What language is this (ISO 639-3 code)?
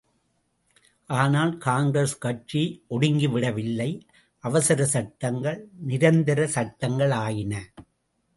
tam